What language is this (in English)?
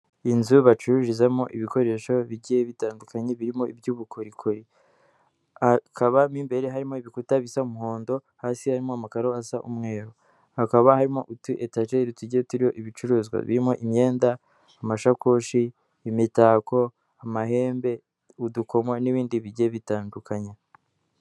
Kinyarwanda